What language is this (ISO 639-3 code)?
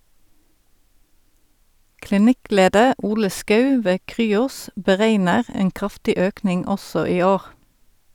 nor